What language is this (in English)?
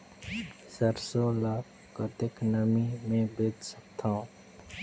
Chhattisgarhi